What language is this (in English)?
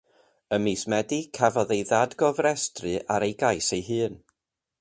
Welsh